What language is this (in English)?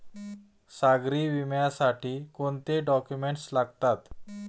Marathi